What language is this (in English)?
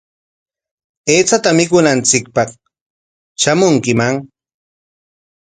Corongo Ancash Quechua